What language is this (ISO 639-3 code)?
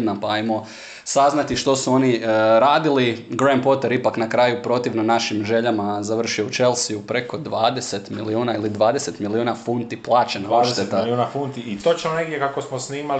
hrv